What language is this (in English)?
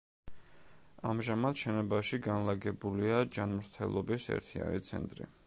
Georgian